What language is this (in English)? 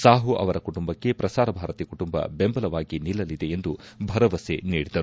Kannada